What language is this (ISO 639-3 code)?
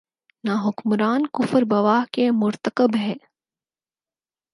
urd